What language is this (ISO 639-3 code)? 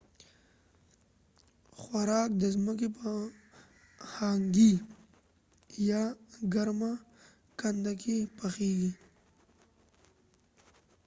pus